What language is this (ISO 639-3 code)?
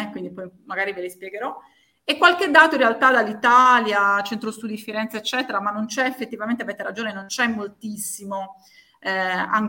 ita